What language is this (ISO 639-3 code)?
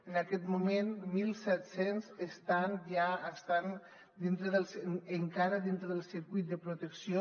cat